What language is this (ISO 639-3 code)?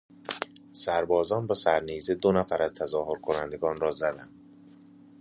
fas